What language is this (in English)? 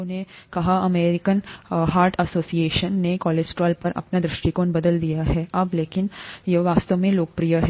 Hindi